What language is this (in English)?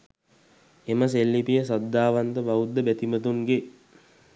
Sinhala